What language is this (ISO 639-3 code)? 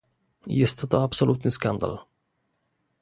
pol